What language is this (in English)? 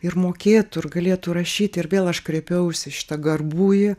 Lithuanian